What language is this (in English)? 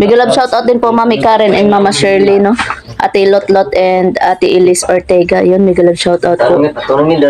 Filipino